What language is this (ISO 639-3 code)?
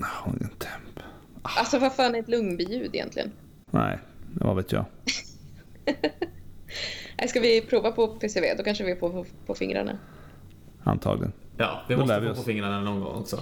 swe